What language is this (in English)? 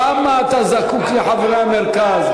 Hebrew